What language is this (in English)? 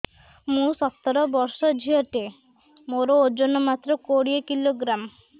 Odia